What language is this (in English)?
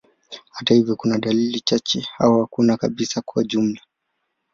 Swahili